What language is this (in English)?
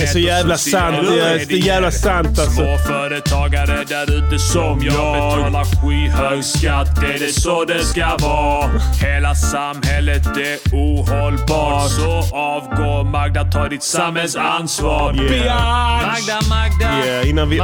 Swedish